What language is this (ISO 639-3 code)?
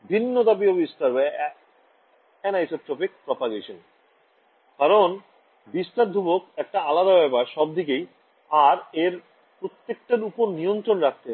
ben